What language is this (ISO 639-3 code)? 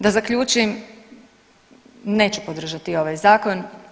hrv